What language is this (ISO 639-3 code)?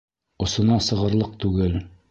bak